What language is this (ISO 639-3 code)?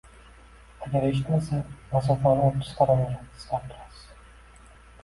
uzb